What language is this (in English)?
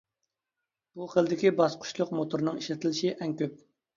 Uyghur